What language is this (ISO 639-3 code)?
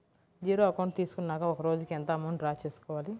tel